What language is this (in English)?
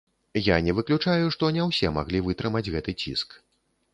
Belarusian